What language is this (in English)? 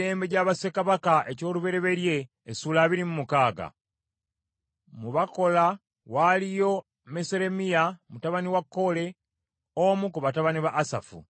Ganda